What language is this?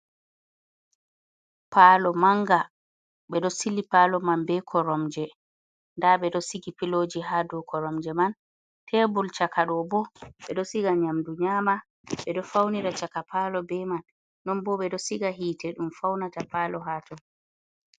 Fula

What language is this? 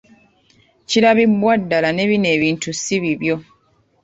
Ganda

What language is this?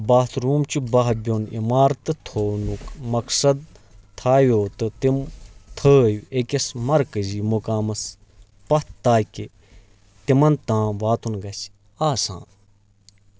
Kashmiri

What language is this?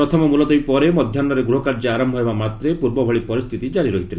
Odia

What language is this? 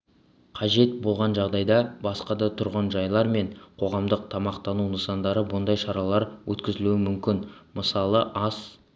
Kazakh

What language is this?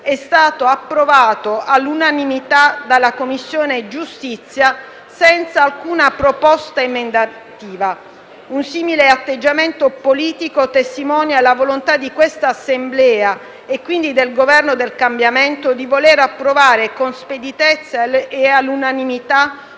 Italian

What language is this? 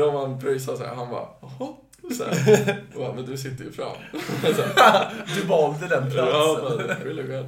Swedish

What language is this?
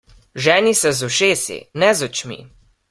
Slovenian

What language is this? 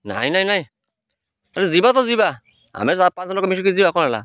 Odia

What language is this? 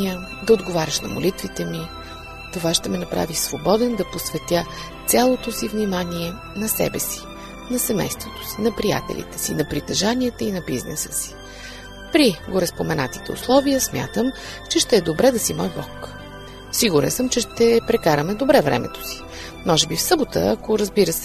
Bulgarian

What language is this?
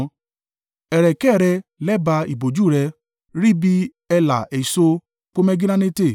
Yoruba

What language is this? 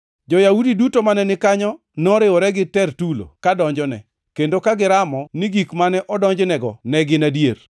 Luo (Kenya and Tanzania)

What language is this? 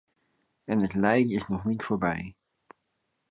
Dutch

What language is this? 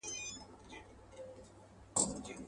Pashto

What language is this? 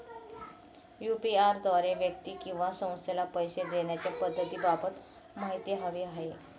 Marathi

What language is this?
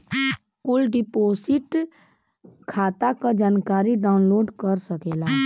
Bhojpuri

